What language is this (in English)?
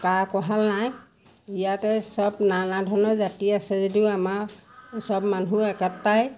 Assamese